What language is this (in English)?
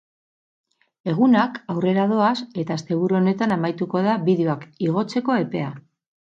Basque